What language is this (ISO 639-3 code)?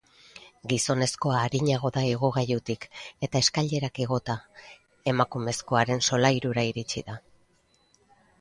eus